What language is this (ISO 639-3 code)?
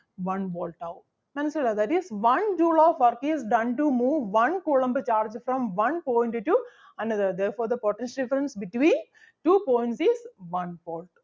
mal